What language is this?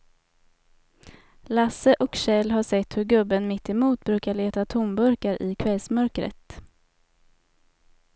Swedish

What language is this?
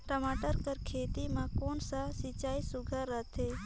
Chhattisgarhi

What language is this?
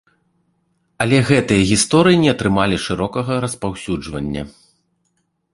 Belarusian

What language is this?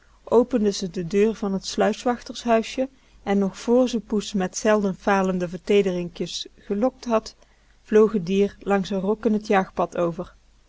Dutch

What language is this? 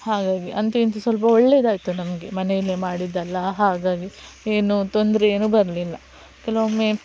Kannada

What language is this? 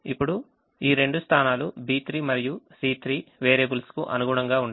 Telugu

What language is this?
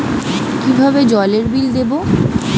Bangla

